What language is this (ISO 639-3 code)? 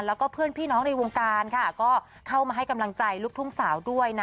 tha